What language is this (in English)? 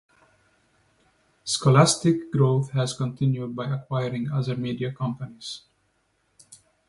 English